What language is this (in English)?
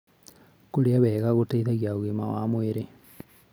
Kikuyu